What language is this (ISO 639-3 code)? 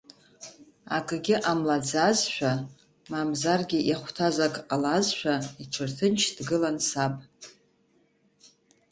abk